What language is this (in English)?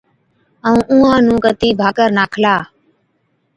Od